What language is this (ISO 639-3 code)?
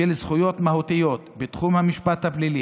heb